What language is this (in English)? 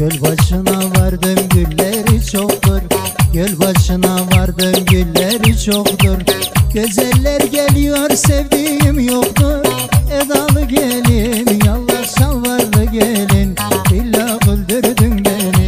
Turkish